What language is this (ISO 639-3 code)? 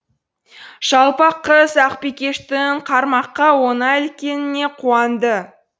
kaz